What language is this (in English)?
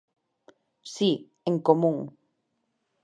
Galician